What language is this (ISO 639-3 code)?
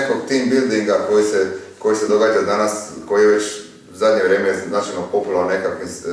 slv